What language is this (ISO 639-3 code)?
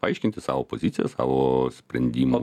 lit